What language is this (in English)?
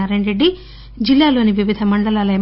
Telugu